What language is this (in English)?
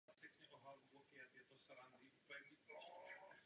Czech